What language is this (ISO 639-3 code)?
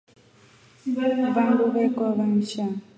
rof